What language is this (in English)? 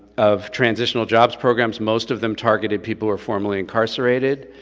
English